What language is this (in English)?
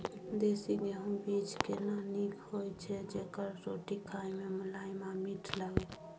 Maithili